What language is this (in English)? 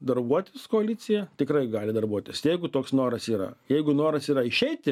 Lithuanian